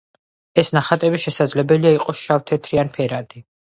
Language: Georgian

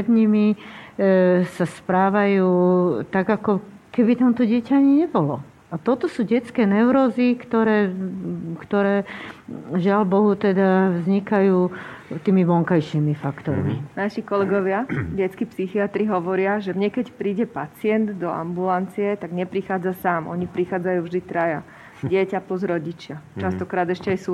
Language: Slovak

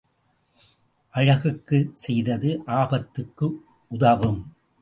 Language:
Tamil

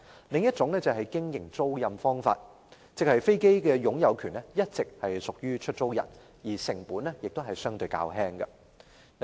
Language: Cantonese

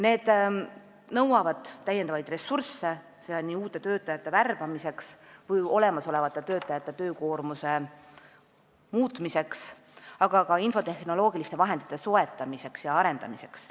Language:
Estonian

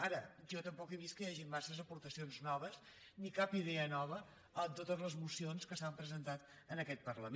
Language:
Catalan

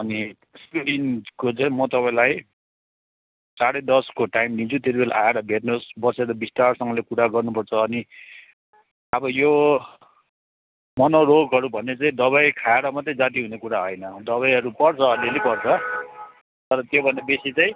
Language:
Nepali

